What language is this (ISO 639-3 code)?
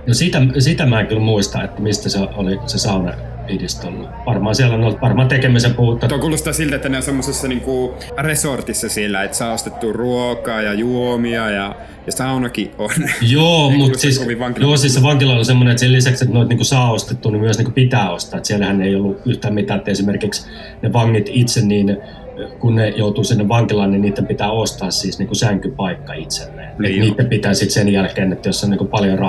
fin